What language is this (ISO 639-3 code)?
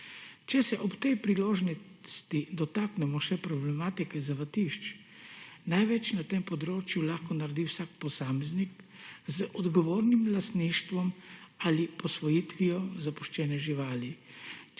slv